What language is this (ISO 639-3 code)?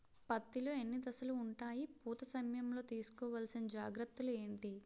tel